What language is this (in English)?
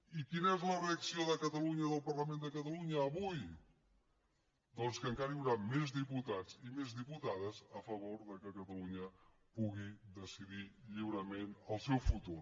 Catalan